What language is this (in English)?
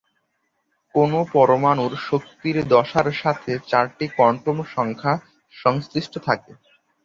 Bangla